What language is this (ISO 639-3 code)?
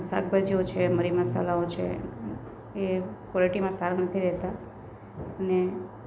guj